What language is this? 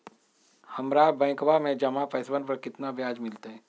Magahi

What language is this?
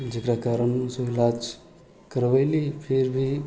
Maithili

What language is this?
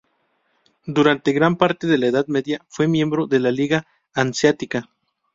Spanish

